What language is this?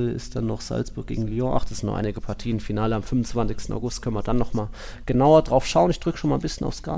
German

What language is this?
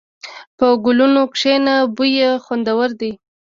Pashto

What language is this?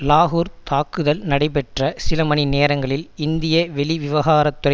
Tamil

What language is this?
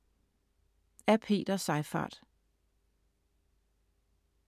Danish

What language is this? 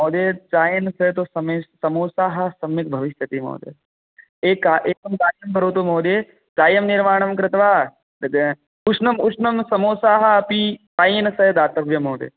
Sanskrit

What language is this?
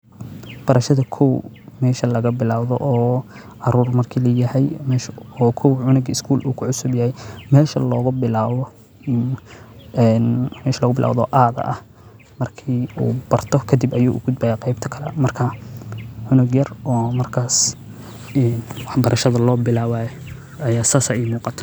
Somali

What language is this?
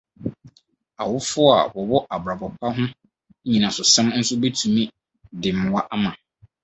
Akan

